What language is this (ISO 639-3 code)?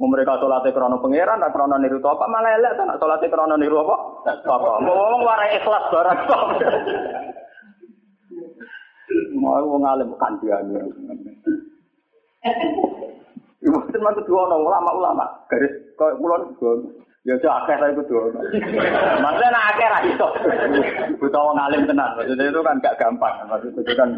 msa